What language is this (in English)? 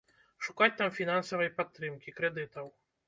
Belarusian